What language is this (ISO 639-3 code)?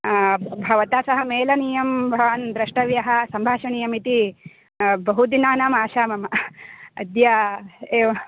san